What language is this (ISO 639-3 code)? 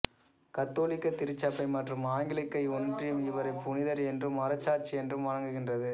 tam